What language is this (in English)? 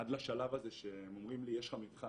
Hebrew